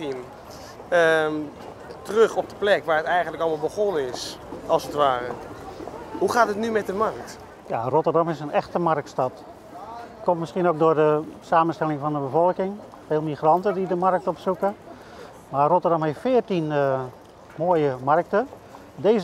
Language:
Dutch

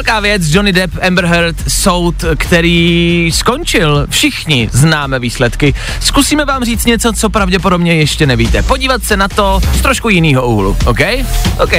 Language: Czech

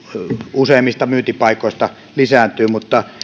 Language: Finnish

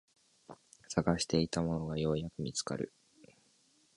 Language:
Japanese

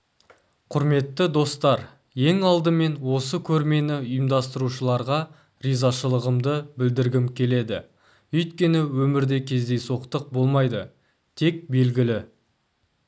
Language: Kazakh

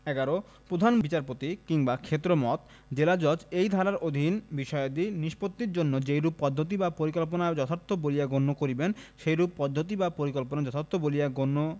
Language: Bangla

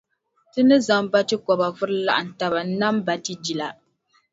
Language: Dagbani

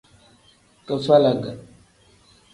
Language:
Tem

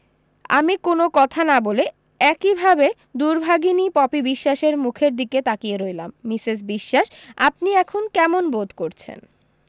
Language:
Bangla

